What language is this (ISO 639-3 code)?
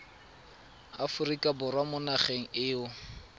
tsn